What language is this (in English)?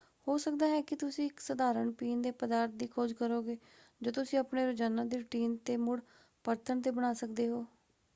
Punjabi